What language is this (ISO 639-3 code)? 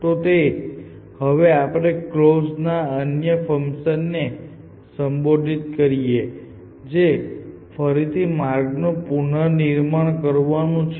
guj